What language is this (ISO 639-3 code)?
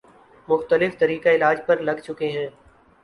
urd